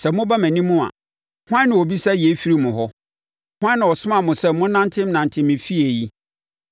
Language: Akan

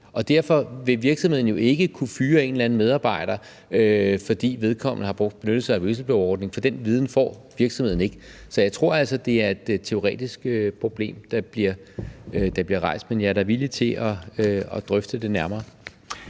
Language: Danish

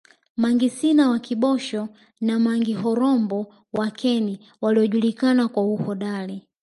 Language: Swahili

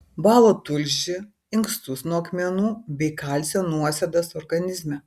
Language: Lithuanian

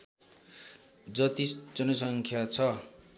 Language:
Nepali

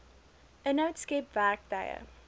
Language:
Afrikaans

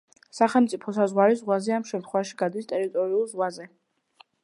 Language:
Georgian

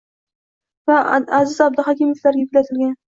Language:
Uzbek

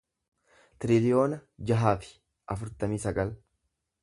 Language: Oromo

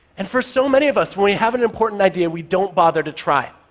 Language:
English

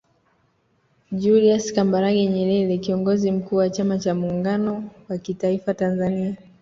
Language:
Swahili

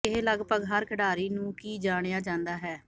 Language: Punjabi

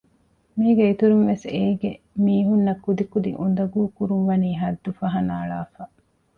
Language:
Divehi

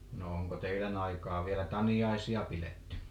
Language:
Finnish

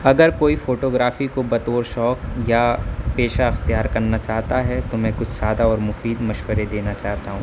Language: Urdu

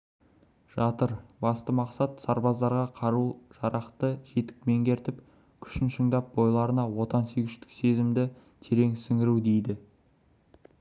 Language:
Kazakh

